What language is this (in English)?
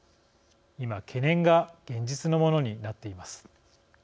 Japanese